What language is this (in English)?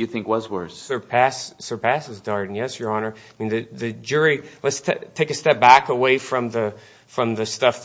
English